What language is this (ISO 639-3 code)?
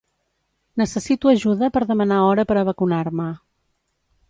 cat